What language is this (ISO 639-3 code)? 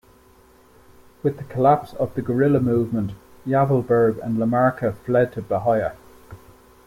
eng